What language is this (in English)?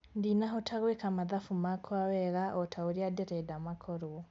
Kikuyu